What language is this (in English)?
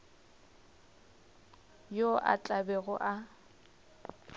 Northern Sotho